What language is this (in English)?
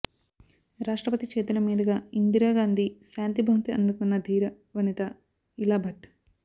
Telugu